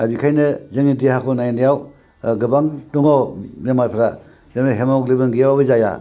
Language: Bodo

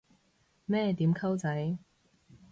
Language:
Cantonese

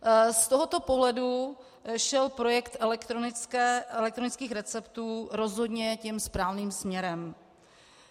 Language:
Czech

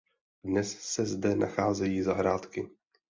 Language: Czech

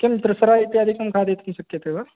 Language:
Sanskrit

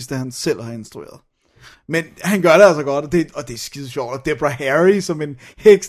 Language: Danish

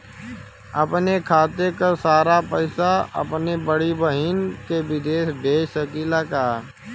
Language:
Bhojpuri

